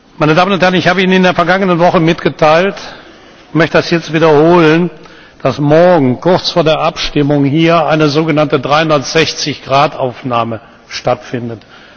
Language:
German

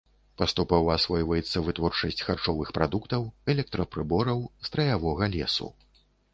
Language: Belarusian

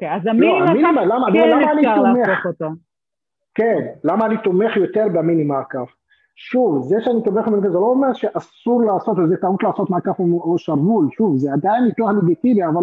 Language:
Hebrew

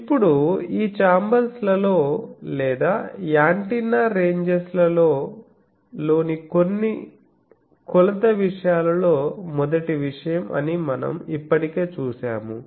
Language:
Telugu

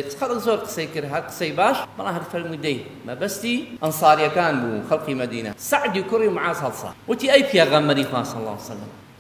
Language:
Arabic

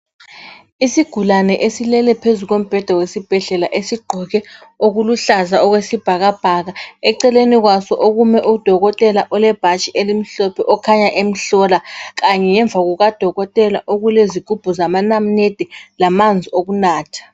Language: North Ndebele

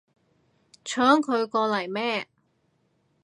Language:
Cantonese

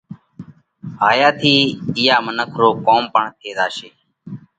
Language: Parkari Koli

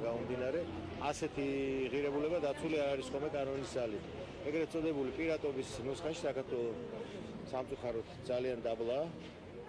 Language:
Romanian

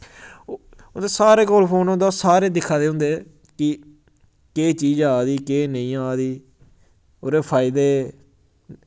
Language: Dogri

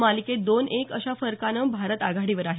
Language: Marathi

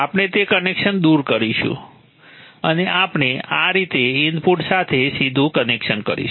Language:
Gujarati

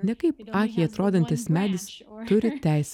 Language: Lithuanian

